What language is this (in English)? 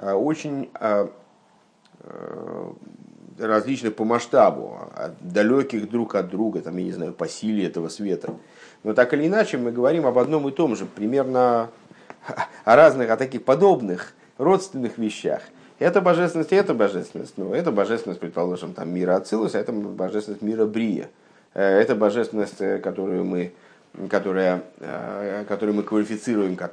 Russian